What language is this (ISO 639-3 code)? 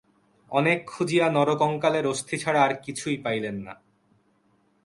ben